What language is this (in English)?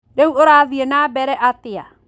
Kikuyu